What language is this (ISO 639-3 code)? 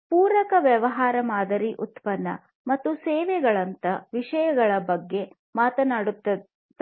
kan